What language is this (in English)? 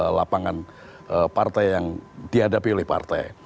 Indonesian